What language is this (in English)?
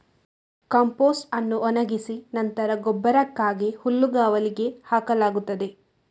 Kannada